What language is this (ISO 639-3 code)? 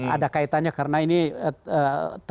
ind